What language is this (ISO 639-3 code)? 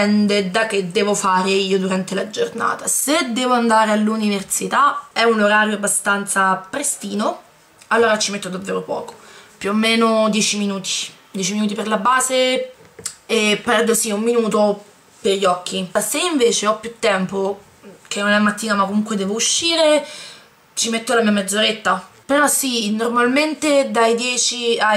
ita